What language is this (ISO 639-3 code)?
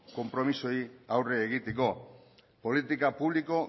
eus